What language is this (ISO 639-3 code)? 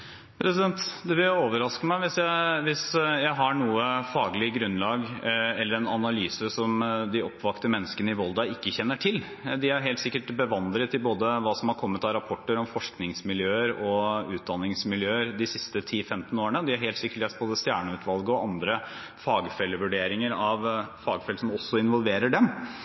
nor